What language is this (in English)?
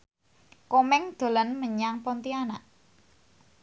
Javanese